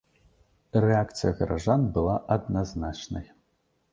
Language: Belarusian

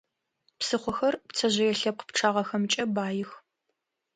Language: Adyghe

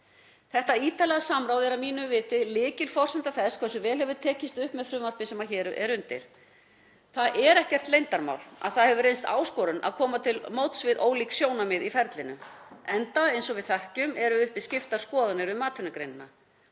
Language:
Icelandic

